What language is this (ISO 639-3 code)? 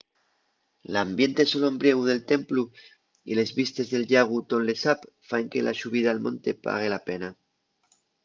ast